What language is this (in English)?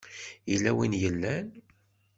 Kabyle